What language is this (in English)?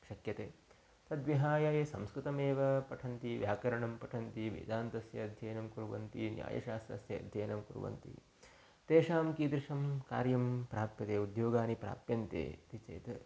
Sanskrit